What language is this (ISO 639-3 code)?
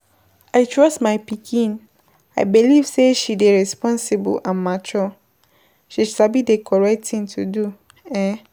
pcm